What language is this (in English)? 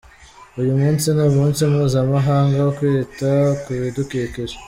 Kinyarwanda